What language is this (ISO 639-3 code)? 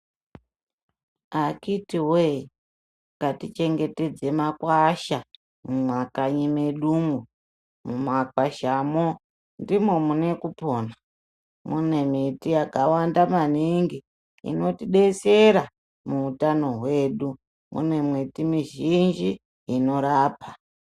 ndc